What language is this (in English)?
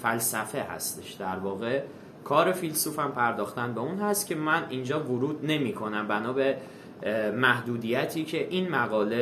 Persian